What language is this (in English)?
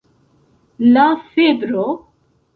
Esperanto